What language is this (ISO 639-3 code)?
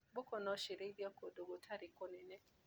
kik